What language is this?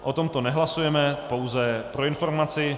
Czech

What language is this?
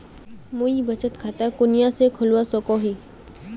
Magahi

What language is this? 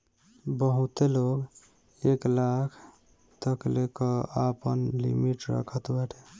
Bhojpuri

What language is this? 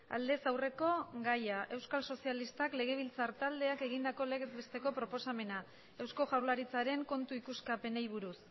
Basque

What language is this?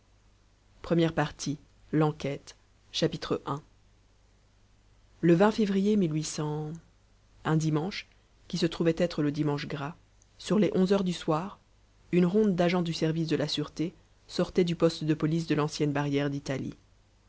French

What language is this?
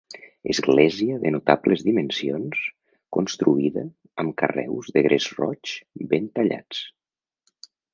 Catalan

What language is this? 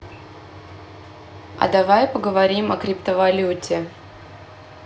Russian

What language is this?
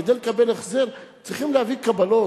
Hebrew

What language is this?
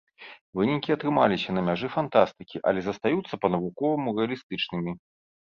Belarusian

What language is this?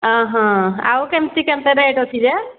Odia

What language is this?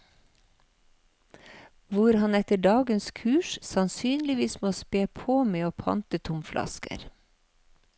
Norwegian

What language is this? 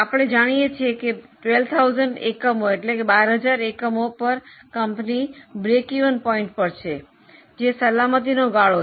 Gujarati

